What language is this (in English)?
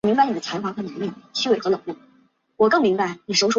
Chinese